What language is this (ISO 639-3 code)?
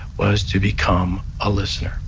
eng